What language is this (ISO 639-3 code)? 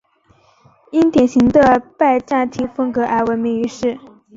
zho